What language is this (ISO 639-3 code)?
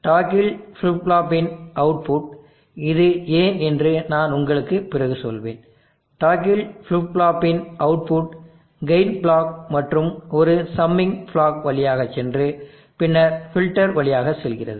tam